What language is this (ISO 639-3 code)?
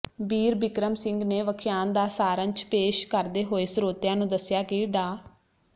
pan